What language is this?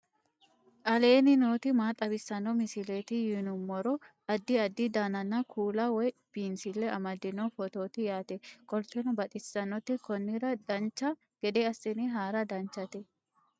Sidamo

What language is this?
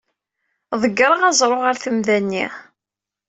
Kabyle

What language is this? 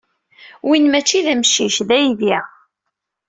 Kabyle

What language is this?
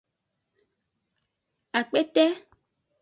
Aja (Benin)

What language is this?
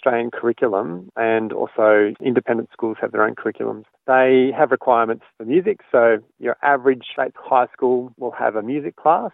Croatian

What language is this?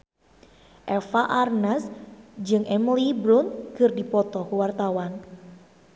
Sundanese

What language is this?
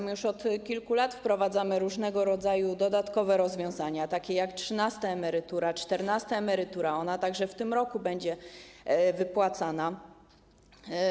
Polish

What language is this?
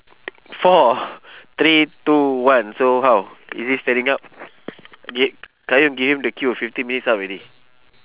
English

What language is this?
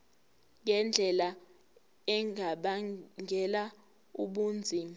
Zulu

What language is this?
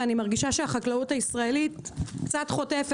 Hebrew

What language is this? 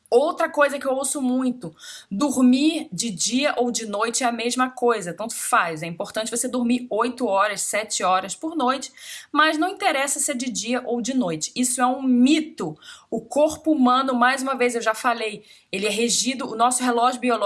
Portuguese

